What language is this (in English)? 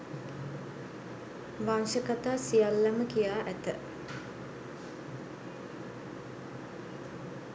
Sinhala